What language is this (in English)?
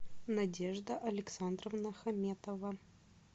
Russian